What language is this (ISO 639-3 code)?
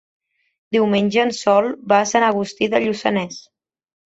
cat